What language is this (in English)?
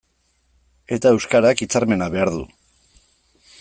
Basque